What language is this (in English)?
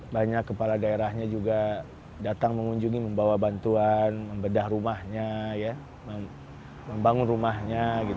Indonesian